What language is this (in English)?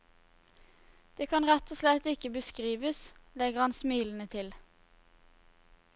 Norwegian